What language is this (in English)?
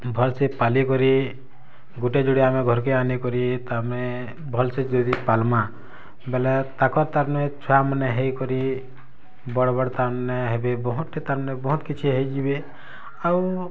Odia